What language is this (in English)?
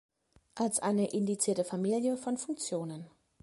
German